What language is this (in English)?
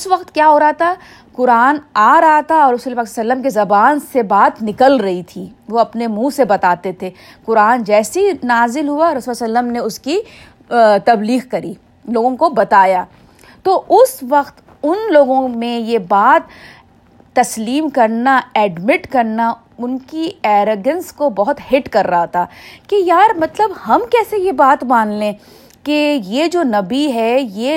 Urdu